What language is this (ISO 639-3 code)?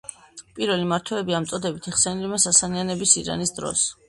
kat